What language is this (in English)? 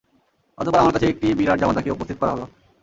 Bangla